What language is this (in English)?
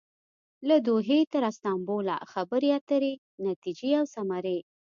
Pashto